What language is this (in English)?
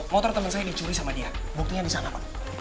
Indonesian